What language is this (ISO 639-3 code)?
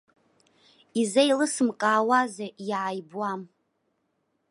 abk